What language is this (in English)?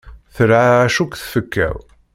Kabyle